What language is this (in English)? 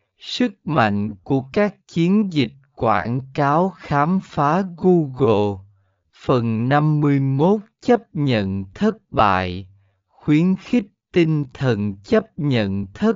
Vietnamese